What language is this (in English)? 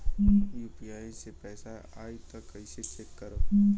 Bhojpuri